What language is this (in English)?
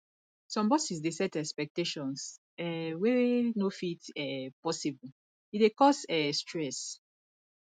Nigerian Pidgin